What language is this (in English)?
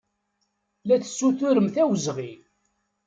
Kabyle